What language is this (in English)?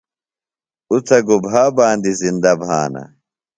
Phalura